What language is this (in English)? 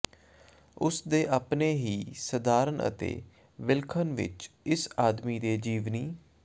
Punjabi